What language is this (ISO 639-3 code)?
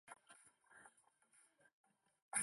zho